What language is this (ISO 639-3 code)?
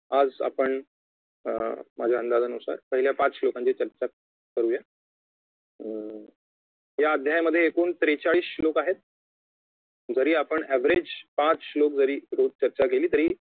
mar